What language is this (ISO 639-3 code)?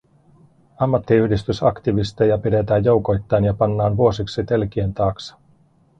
fin